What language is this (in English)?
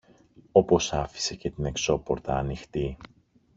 Greek